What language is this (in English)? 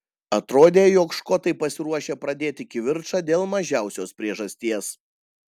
Lithuanian